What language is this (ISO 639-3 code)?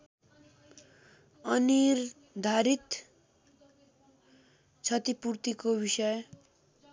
nep